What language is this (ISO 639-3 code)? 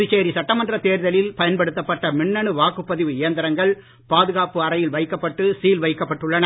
tam